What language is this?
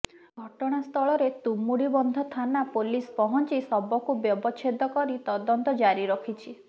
Odia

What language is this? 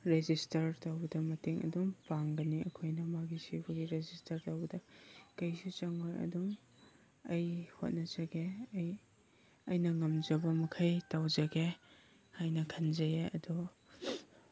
Manipuri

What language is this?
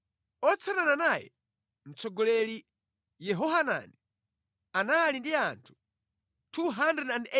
Nyanja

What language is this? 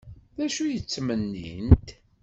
Kabyle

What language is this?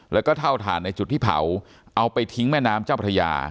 Thai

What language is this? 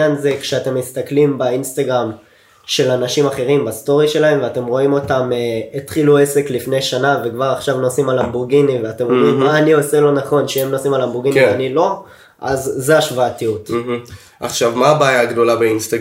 Hebrew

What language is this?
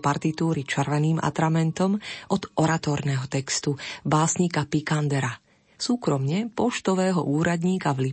Slovak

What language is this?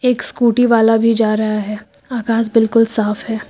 Hindi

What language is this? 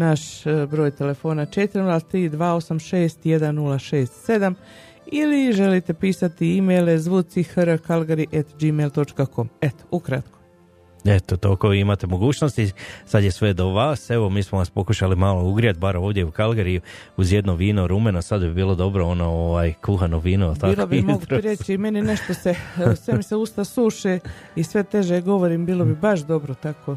Croatian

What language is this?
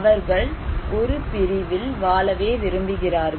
Tamil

